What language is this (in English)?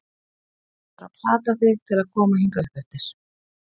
Icelandic